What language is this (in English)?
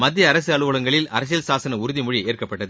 Tamil